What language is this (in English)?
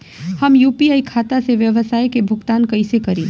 Bhojpuri